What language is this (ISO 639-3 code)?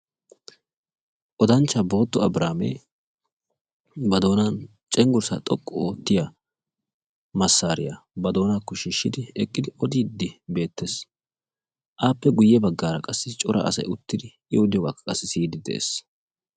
wal